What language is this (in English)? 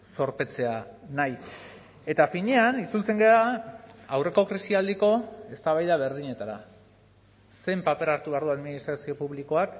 Basque